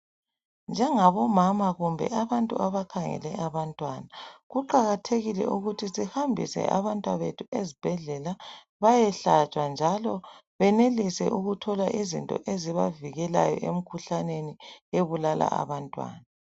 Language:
North Ndebele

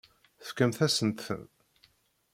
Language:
Kabyle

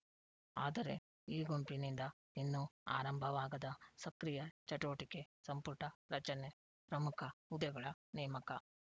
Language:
Kannada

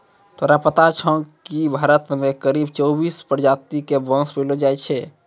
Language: Maithili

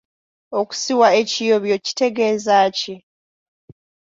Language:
Ganda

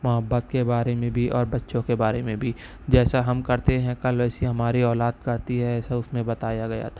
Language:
Urdu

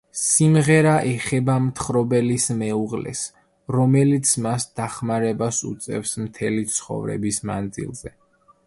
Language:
Georgian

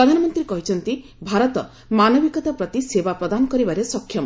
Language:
Odia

